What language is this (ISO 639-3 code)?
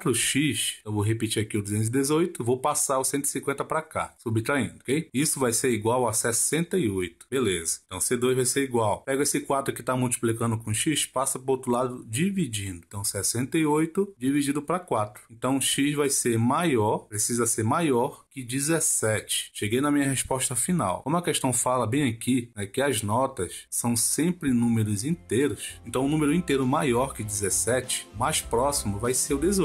por